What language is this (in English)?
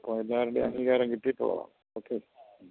Malayalam